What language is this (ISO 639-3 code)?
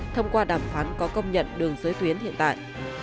vie